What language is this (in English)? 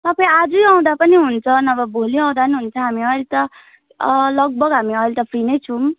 Nepali